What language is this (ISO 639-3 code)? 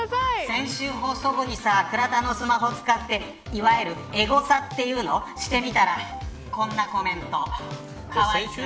jpn